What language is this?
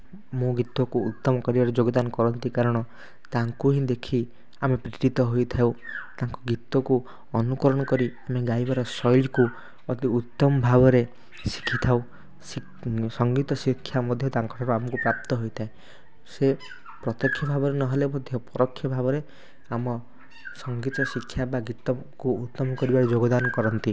Odia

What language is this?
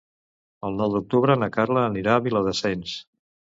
Catalan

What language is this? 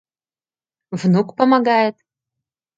Mari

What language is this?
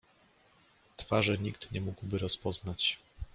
Polish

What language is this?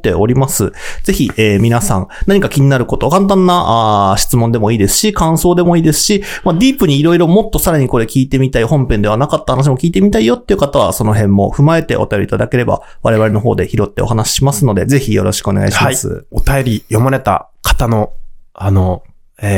Japanese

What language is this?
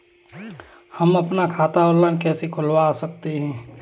Hindi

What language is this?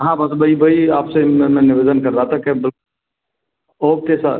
Hindi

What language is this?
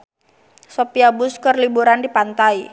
Sundanese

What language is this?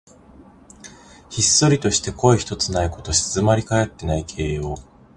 Japanese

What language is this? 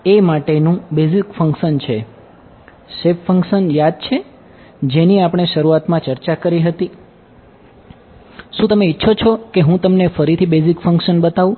Gujarati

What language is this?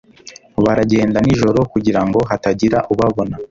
Kinyarwanda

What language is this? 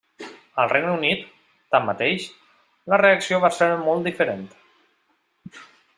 Catalan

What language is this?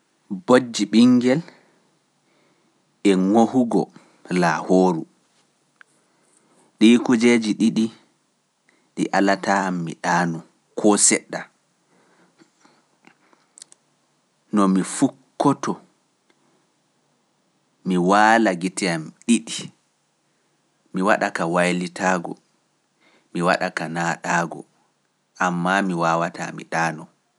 Pular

